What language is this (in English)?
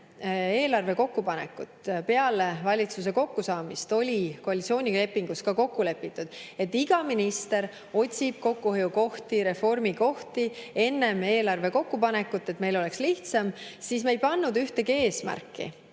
Estonian